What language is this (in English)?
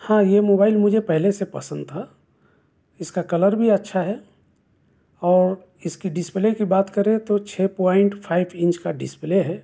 Urdu